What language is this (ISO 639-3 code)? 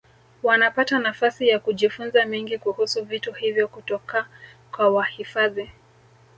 swa